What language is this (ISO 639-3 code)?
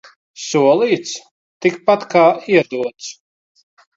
lav